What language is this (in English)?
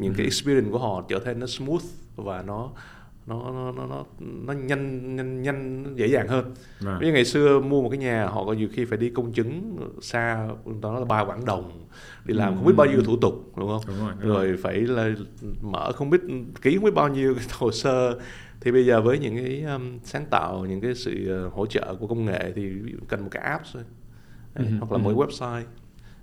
Vietnamese